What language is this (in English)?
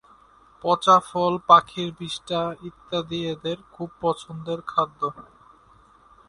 Bangla